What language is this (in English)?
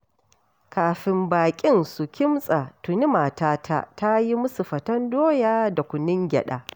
Hausa